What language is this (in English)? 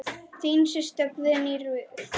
Icelandic